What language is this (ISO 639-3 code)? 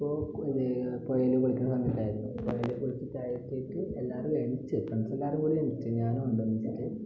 mal